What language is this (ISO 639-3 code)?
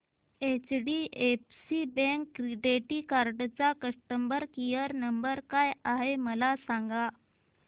mar